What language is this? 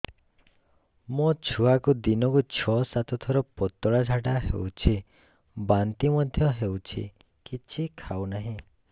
Odia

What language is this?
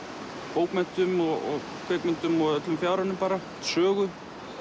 Icelandic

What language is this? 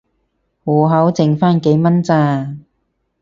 Cantonese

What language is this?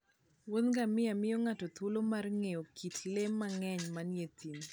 Luo (Kenya and Tanzania)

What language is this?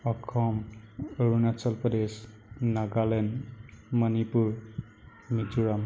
Assamese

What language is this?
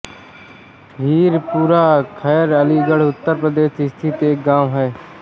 Hindi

